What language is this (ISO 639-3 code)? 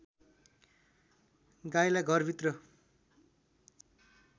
nep